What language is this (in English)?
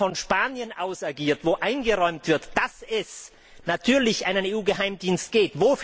German